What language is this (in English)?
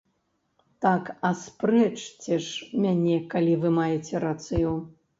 Belarusian